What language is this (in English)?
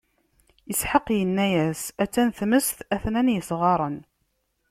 Kabyle